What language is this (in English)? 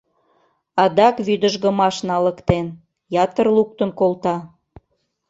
Mari